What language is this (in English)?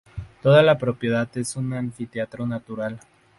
Spanish